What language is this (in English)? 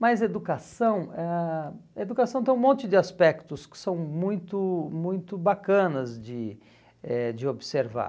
Portuguese